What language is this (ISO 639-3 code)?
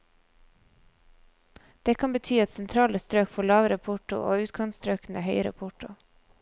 nor